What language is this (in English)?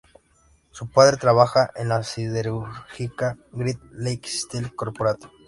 Spanish